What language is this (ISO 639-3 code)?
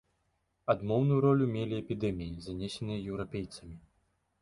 bel